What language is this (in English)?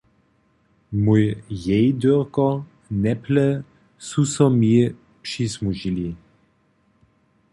Upper Sorbian